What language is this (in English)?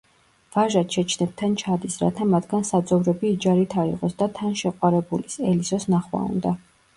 Georgian